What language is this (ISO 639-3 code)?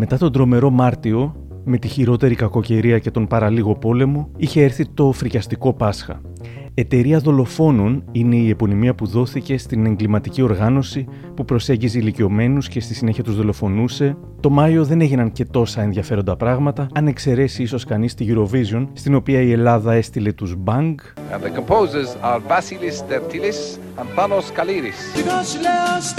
ell